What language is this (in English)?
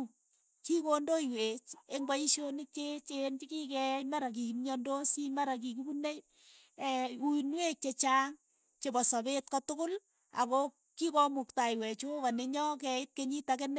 Keiyo